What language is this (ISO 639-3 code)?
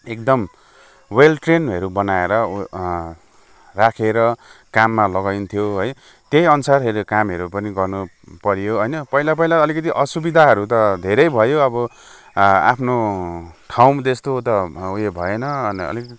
nep